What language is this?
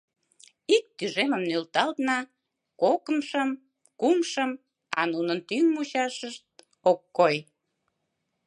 Mari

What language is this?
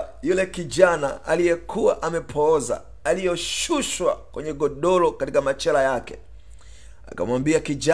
Swahili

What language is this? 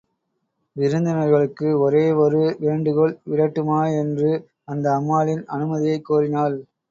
Tamil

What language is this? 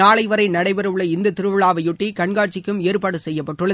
Tamil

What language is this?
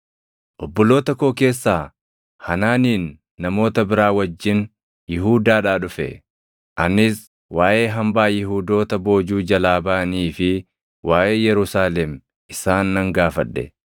Oromo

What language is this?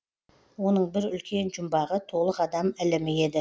Kazakh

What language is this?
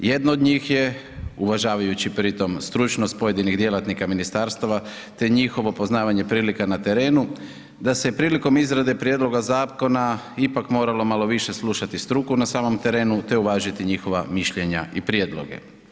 Croatian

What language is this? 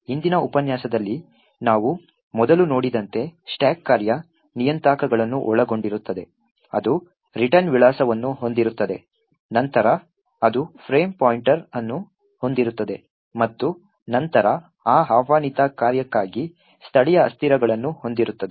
Kannada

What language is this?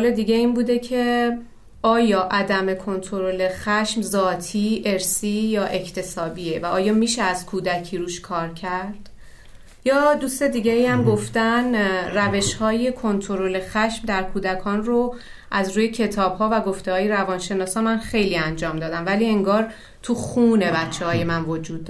Persian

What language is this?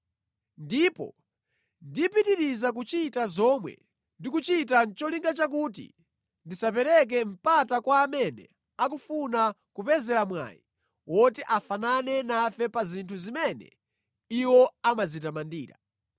Nyanja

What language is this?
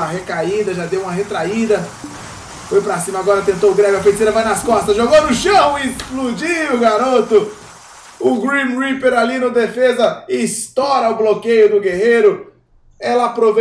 Portuguese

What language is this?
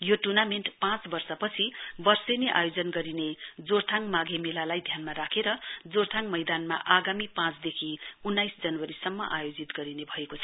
Nepali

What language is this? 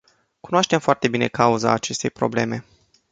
Romanian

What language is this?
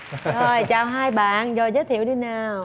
Vietnamese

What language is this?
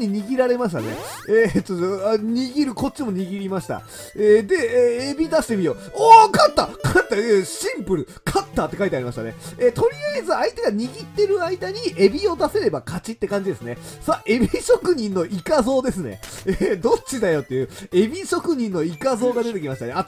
Japanese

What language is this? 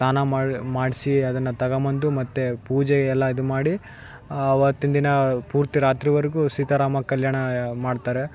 Kannada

